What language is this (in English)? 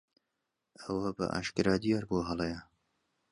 Central Kurdish